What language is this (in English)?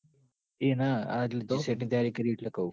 Gujarati